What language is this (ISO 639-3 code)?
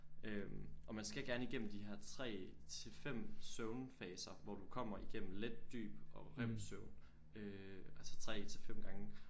dan